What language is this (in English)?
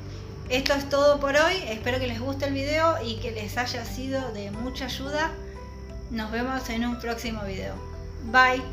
Spanish